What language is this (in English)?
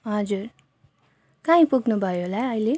Nepali